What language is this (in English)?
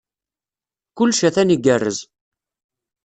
Kabyle